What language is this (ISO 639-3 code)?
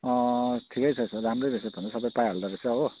nep